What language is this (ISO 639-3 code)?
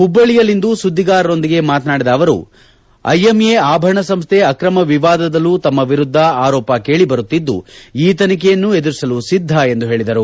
kan